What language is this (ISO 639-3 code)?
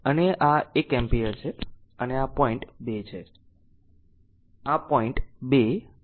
guj